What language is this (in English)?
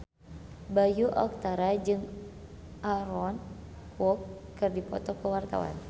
Sundanese